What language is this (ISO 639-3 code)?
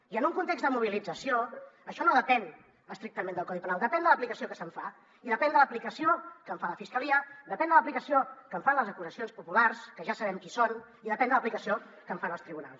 cat